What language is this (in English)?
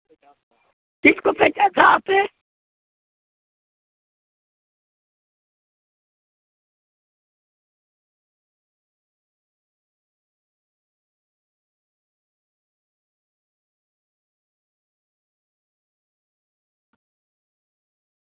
Santali